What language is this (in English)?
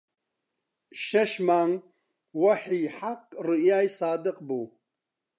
Central Kurdish